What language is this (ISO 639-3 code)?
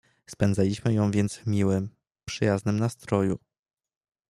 pol